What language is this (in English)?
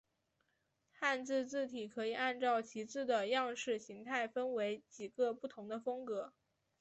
Chinese